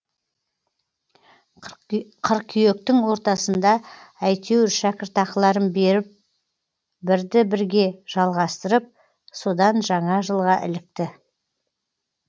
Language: Kazakh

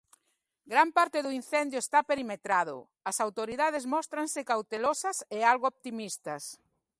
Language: Galician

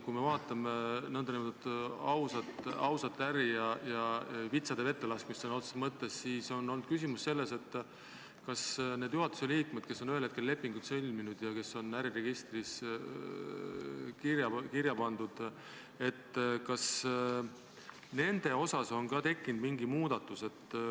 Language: Estonian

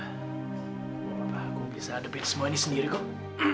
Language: Indonesian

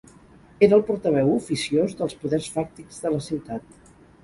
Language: Catalan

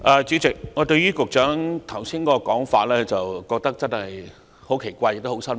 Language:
Cantonese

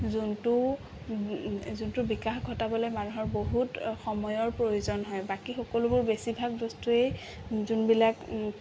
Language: Assamese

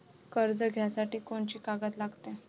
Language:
Marathi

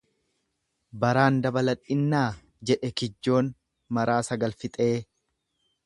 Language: Oromo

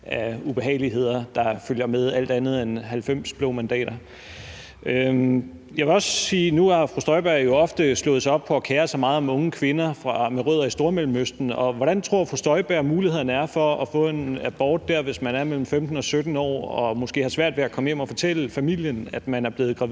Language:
Danish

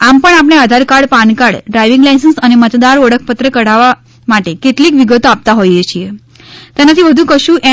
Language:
Gujarati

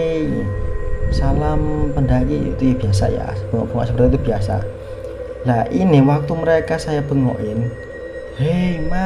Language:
Indonesian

